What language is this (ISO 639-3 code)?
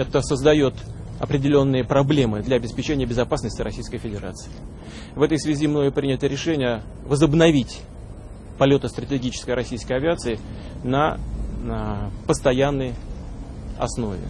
rus